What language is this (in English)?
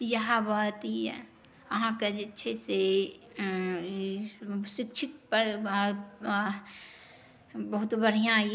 Maithili